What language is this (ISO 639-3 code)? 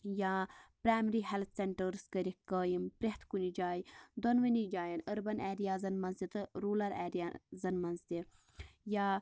kas